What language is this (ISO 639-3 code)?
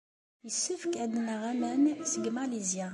kab